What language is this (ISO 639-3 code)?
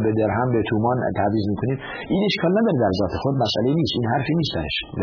fas